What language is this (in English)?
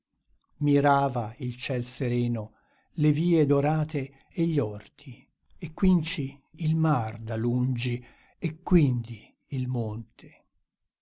Italian